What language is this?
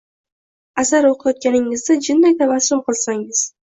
Uzbek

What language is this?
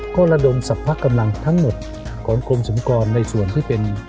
Thai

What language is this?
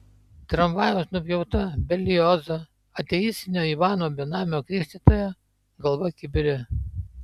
Lithuanian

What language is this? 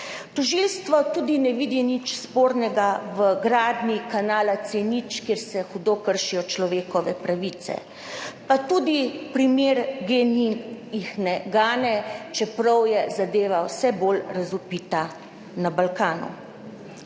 Slovenian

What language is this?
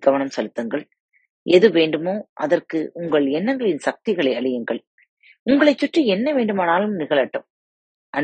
Tamil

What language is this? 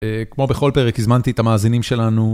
Hebrew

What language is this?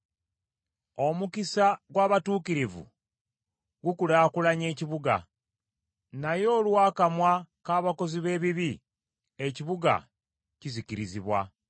Ganda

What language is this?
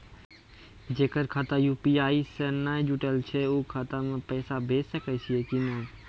Maithili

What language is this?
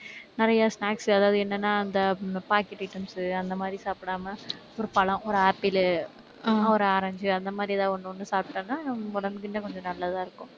Tamil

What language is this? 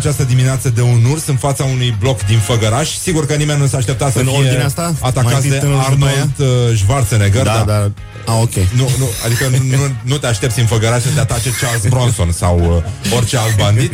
Romanian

